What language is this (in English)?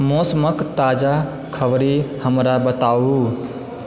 Maithili